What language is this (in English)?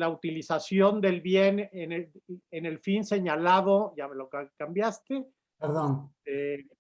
Spanish